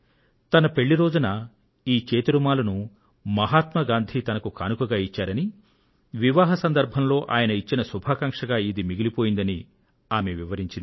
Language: Telugu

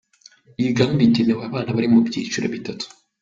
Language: Kinyarwanda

